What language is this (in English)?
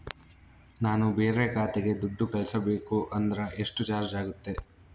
Kannada